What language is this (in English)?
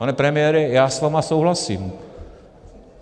Czech